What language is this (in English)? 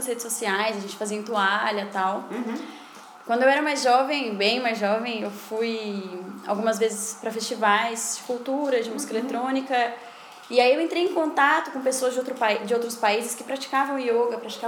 Portuguese